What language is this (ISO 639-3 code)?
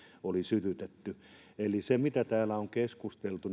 fin